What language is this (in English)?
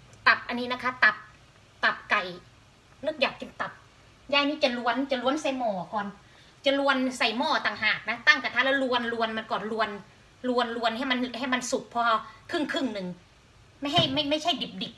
Thai